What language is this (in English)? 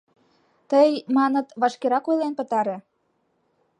Mari